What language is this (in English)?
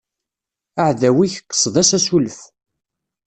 Kabyle